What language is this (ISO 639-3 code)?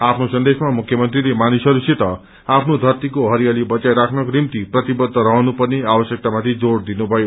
nep